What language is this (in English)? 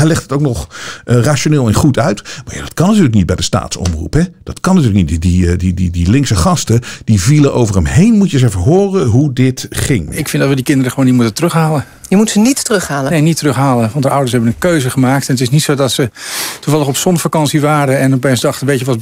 Dutch